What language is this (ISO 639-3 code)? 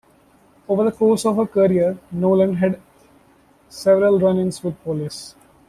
eng